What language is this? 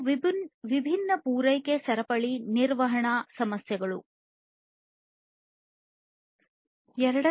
Kannada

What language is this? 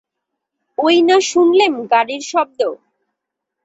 Bangla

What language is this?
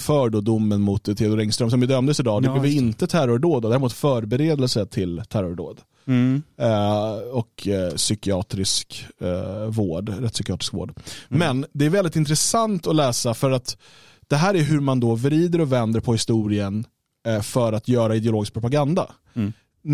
Swedish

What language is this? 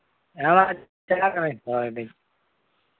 Santali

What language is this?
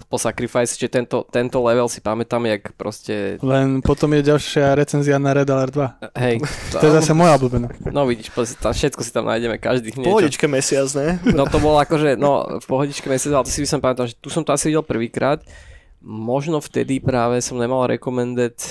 Slovak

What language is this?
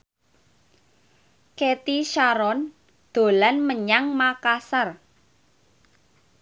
Javanese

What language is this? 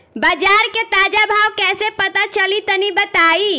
Bhojpuri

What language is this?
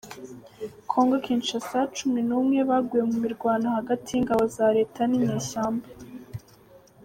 Kinyarwanda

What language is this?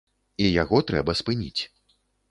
Belarusian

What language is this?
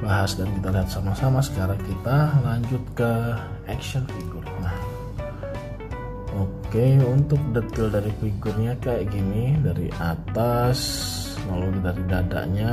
Indonesian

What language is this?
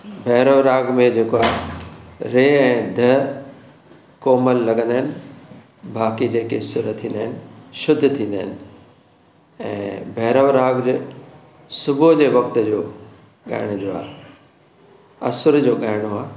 Sindhi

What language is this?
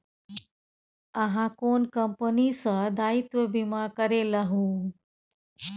Maithili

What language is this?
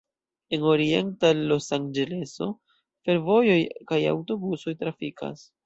Esperanto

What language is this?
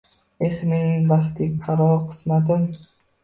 Uzbek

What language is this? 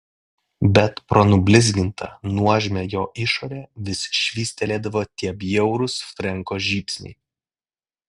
Lithuanian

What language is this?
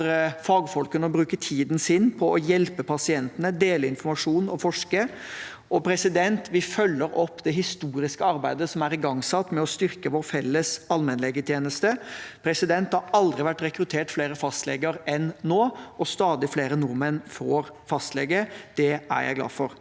Norwegian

